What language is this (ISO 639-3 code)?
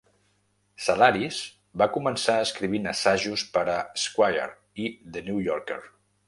cat